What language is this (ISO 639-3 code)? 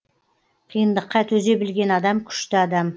kaz